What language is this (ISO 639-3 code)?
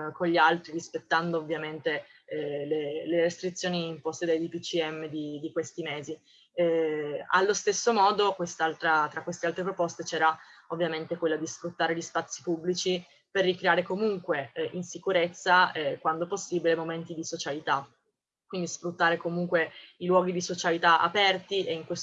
ita